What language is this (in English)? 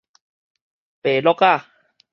Min Nan Chinese